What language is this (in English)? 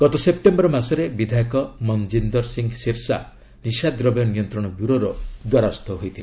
Odia